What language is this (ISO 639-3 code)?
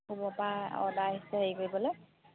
asm